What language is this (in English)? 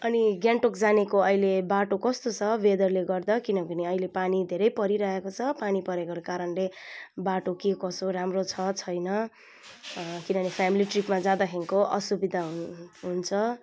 Nepali